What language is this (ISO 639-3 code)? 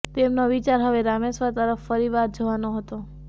guj